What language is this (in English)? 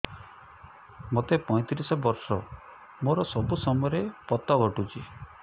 Odia